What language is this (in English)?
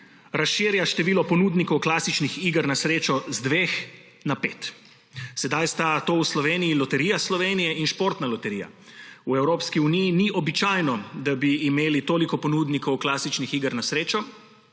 Slovenian